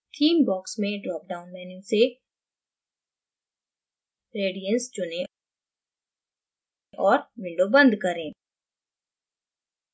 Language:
Hindi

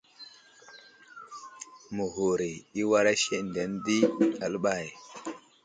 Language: Wuzlam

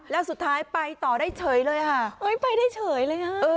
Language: Thai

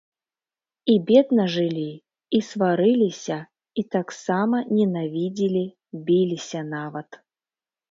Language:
Belarusian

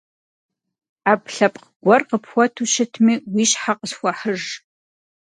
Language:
Kabardian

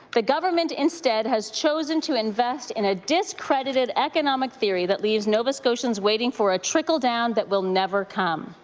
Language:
English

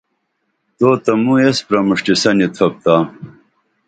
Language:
Dameli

